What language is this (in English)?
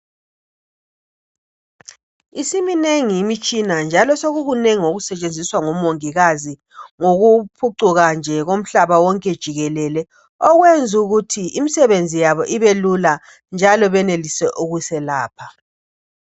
North Ndebele